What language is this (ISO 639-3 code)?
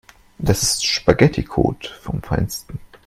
deu